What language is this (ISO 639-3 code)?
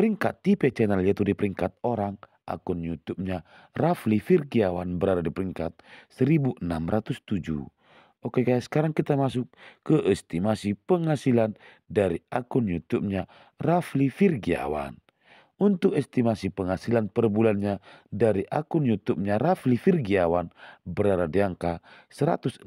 ind